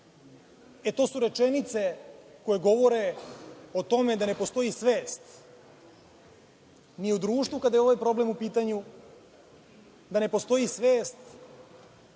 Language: Serbian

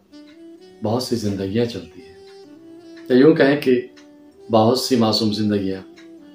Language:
Urdu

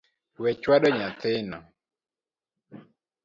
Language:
Luo (Kenya and Tanzania)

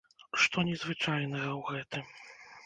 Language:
Belarusian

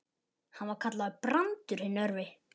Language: Icelandic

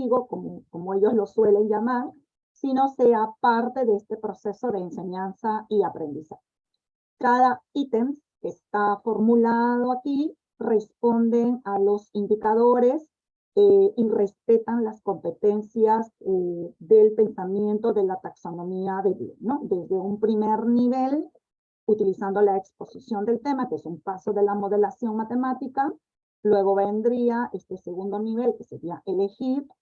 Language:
Spanish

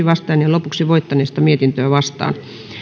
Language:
Finnish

